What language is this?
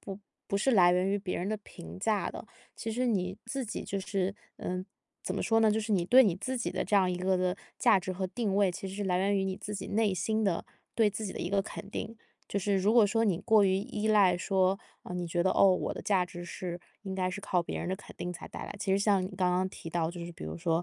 Chinese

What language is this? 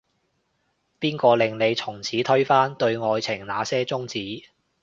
Cantonese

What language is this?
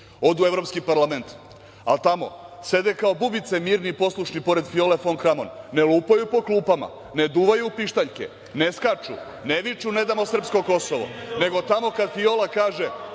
Serbian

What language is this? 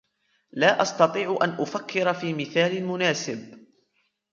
Arabic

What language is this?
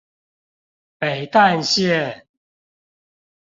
Chinese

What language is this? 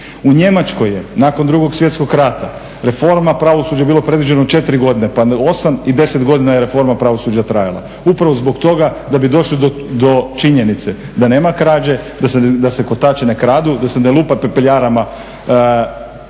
Croatian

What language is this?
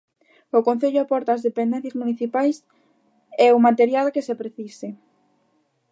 Galician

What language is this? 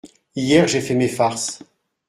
French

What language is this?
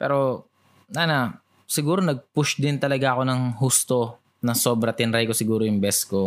Filipino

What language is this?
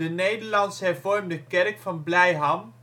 Dutch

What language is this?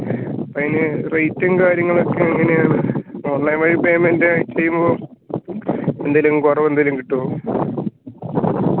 Malayalam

